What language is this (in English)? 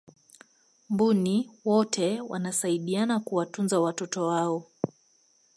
Swahili